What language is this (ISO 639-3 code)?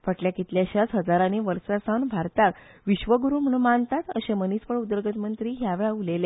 kok